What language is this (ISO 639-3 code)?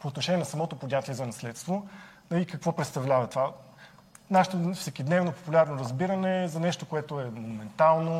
bul